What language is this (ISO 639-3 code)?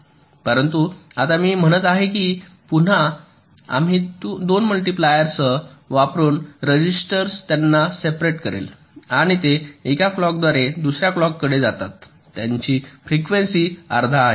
mar